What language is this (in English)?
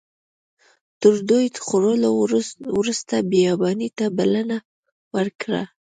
Pashto